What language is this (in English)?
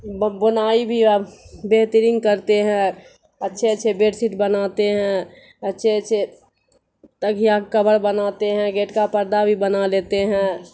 Urdu